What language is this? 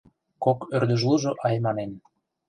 Mari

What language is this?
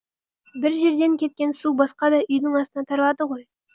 Kazakh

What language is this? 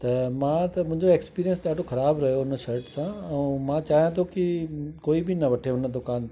Sindhi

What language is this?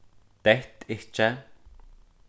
Faroese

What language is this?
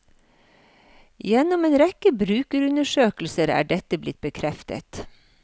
Norwegian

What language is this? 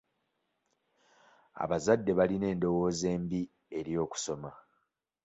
Ganda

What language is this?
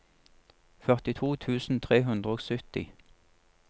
Norwegian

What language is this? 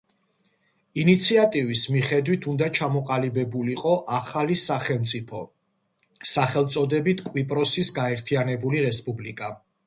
Georgian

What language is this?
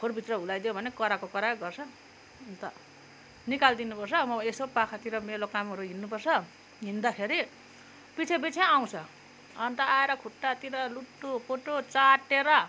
Nepali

